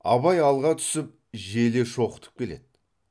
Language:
Kazakh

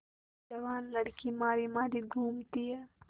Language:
Hindi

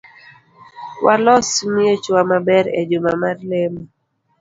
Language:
Luo (Kenya and Tanzania)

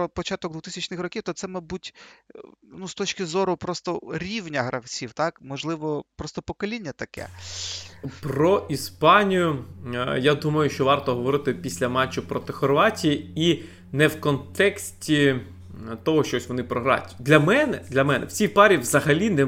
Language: Ukrainian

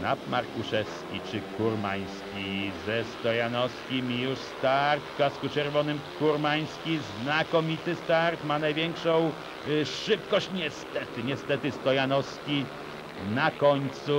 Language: Polish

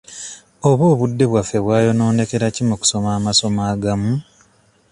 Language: Ganda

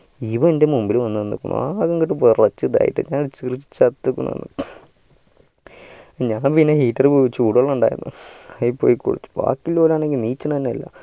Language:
Malayalam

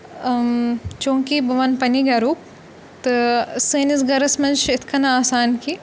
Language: Kashmiri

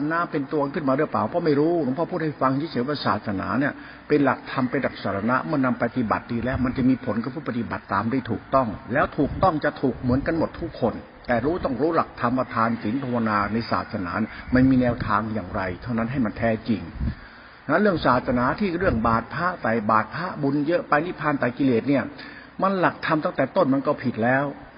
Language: Thai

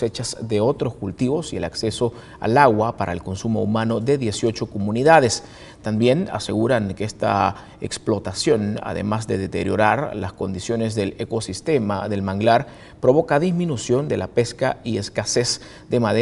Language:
Spanish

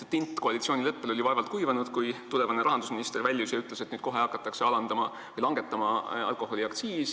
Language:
Estonian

